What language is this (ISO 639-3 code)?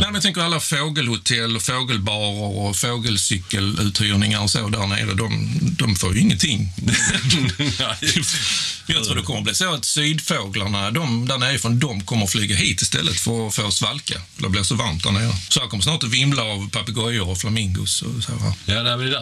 swe